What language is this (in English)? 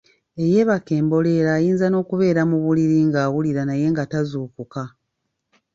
Ganda